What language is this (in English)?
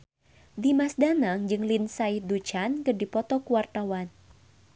Sundanese